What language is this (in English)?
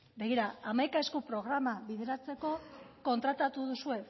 Basque